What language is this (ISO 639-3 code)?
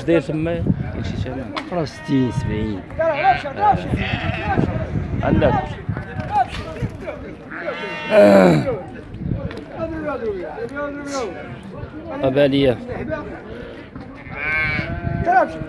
ara